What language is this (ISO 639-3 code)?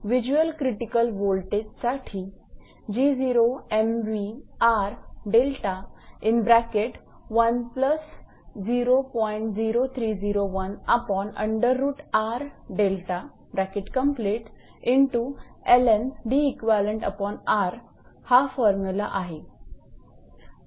mar